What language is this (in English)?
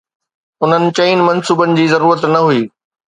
Sindhi